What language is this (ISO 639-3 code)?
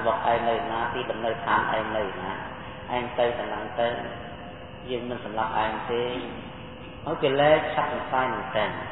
tha